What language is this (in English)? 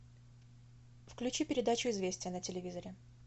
Russian